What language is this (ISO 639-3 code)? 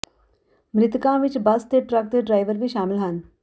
pan